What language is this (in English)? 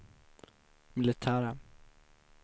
Swedish